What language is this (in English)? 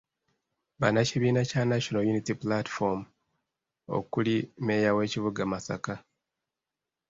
Ganda